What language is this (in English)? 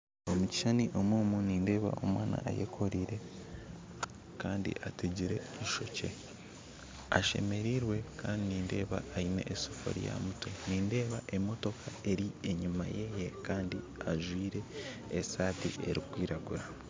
Nyankole